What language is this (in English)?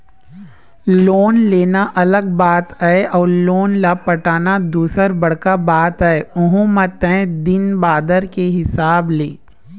Chhattisgarhi